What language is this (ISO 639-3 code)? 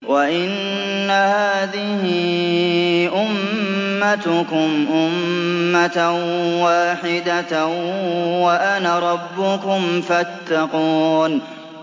ara